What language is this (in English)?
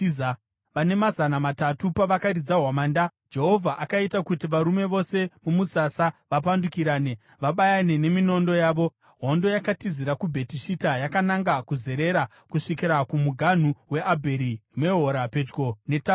Shona